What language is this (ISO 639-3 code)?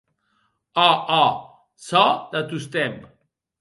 oci